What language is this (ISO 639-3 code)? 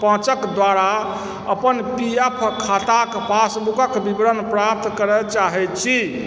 mai